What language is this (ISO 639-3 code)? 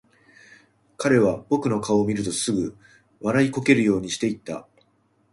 jpn